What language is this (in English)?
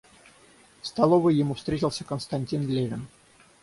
Russian